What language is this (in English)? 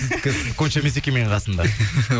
Kazakh